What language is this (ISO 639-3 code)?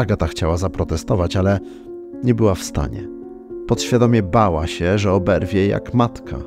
pol